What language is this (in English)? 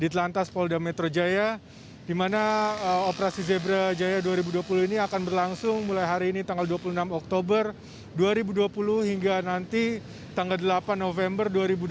Indonesian